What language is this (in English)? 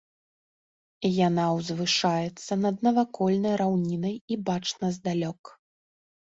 Belarusian